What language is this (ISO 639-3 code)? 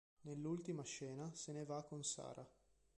ita